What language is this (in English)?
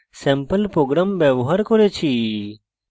Bangla